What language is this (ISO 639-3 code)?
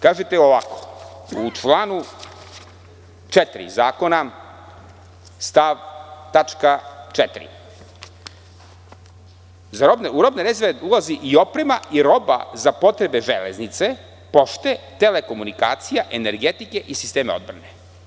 srp